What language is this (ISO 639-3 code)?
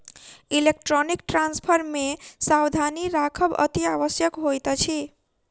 mai